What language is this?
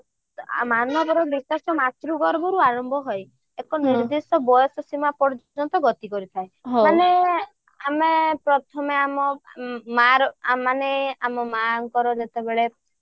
Odia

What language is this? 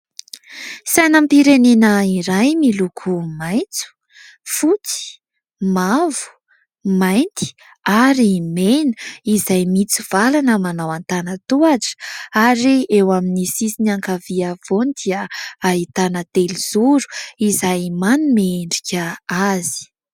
Malagasy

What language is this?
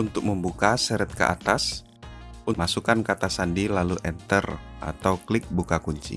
Indonesian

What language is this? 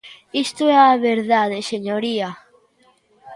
Galician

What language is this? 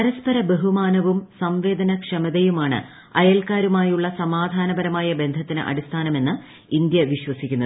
Malayalam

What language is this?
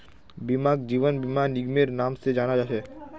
Magahi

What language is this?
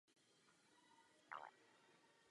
Czech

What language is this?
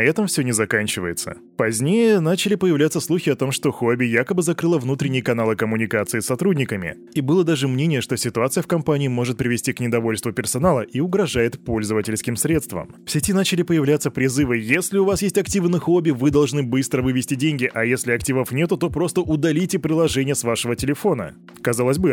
Russian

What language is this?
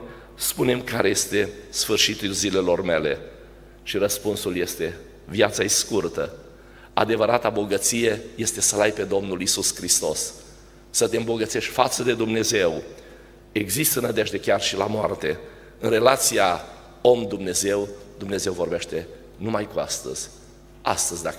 Romanian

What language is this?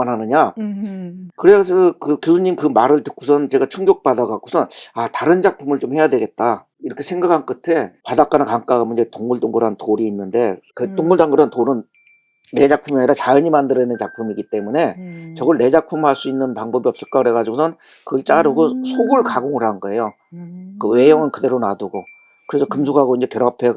Korean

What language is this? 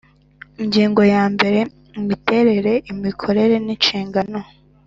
Kinyarwanda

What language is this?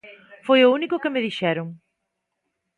Galician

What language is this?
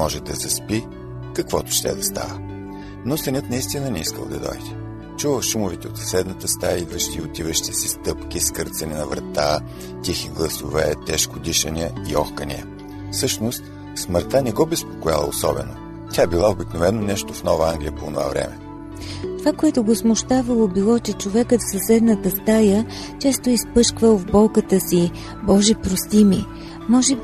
Bulgarian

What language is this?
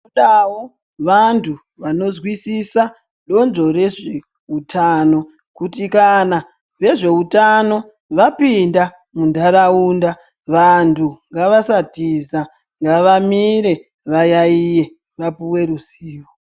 Ndau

